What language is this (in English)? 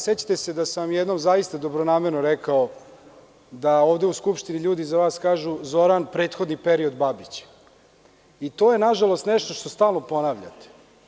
Serbian